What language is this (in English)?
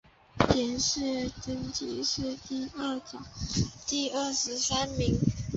Chinese